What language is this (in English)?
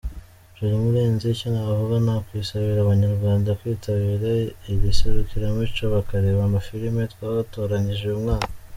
Kinyarwanda